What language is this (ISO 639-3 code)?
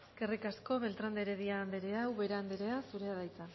eus